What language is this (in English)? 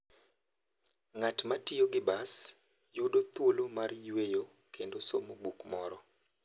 Luo (Kenya and Tanzania)